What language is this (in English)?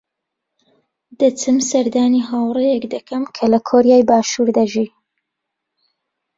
Central Kurdish